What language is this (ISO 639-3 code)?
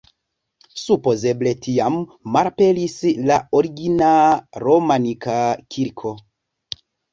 epo